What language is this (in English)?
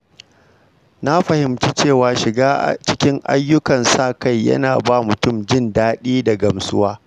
Hausa